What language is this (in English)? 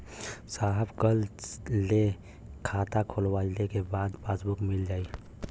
Bhojpuri